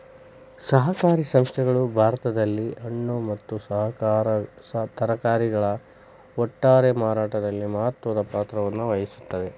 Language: Kannada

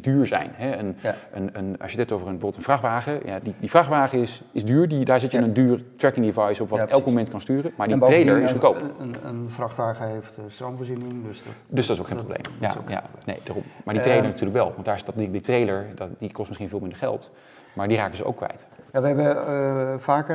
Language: Dutch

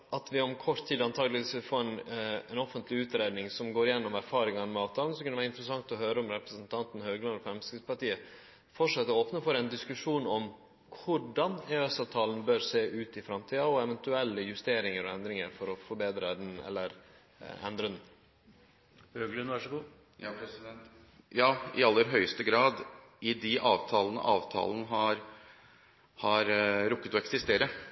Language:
Norwegian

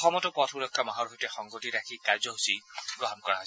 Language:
Assamese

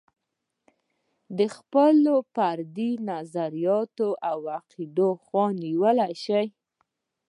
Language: Pashto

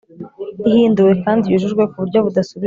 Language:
Kinyarwanda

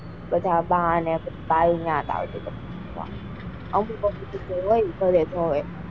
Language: Gujarati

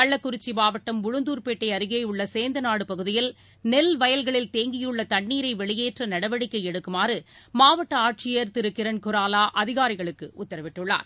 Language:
Tamil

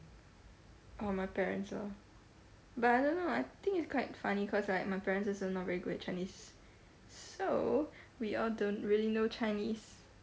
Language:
English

